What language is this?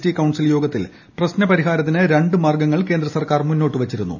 Malayalam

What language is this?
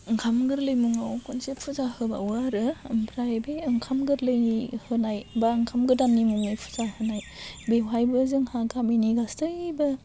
Bodo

